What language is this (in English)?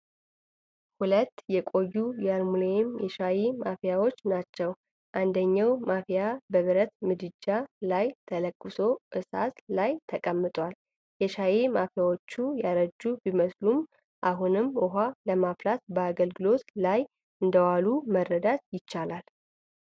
Amharic